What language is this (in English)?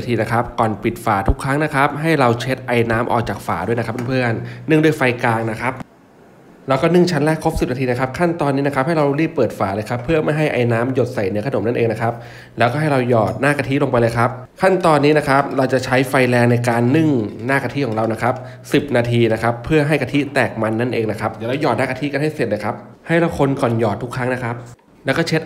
Thai